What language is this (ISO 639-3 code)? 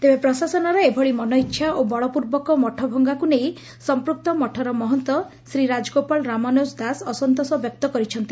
ori